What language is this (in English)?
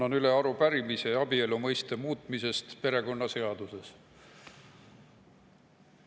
Estonian